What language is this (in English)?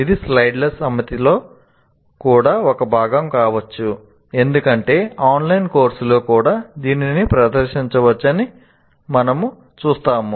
Telugu